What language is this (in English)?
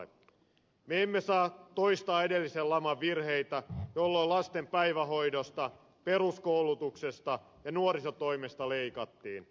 Finnish